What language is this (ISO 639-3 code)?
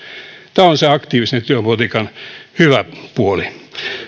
fin